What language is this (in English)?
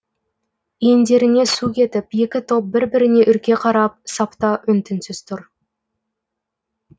Kazakh